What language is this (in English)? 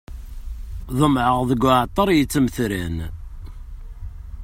Kabyle